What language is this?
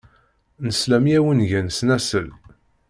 Kabyle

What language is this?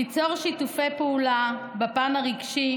Hebrew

